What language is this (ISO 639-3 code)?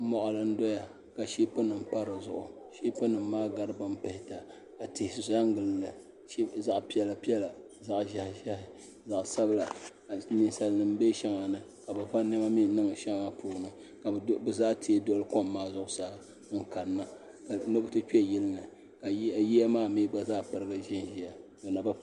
dag